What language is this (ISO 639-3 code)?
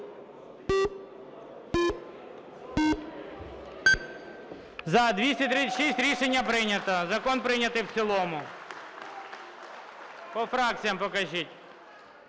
ukr